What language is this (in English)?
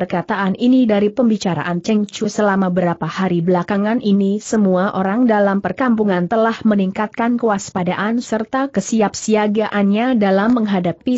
Indonesian